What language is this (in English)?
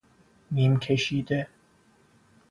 Persian